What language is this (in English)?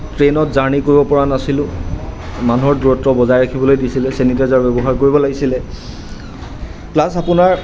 Assamese